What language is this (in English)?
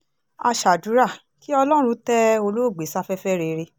Yoruba